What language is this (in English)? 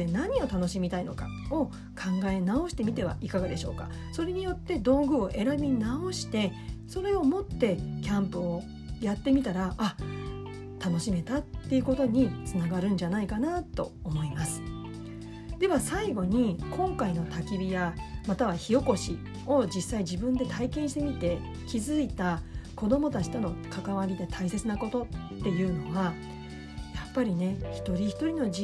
Japanese